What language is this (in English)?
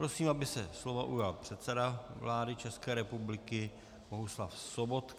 Czech